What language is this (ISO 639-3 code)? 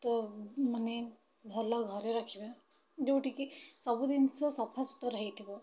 ori